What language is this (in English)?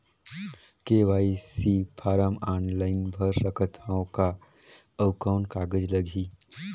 Chhattisgarhi